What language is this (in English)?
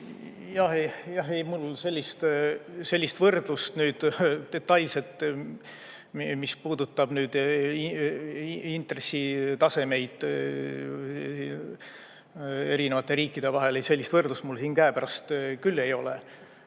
Estonian